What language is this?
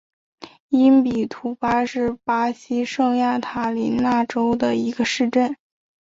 Chinese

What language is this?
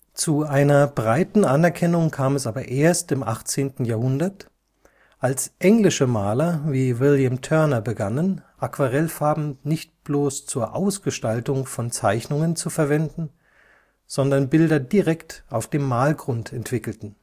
German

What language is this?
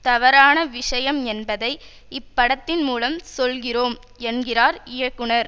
Tamil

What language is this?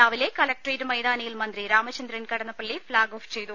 Malayalam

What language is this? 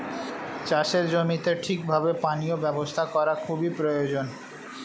Bangla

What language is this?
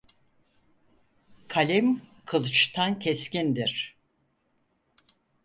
Turkish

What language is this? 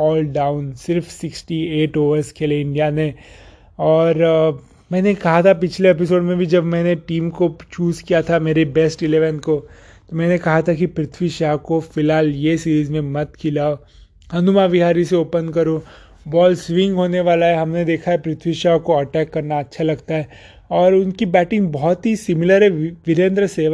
Hindi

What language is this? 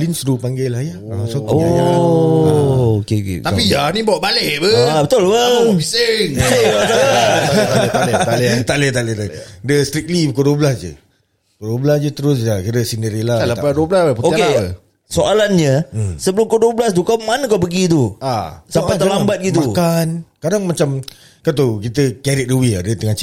Malay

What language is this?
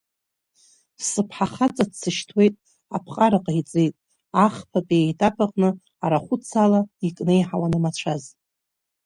Abkhazian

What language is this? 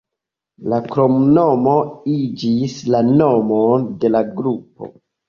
Esperanto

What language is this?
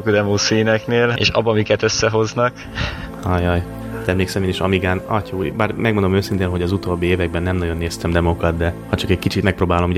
Hungarian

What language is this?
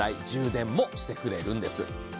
Japanese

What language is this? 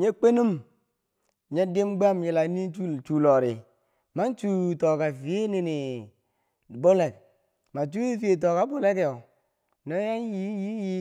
Bangwinji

